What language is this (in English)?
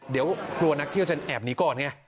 Thai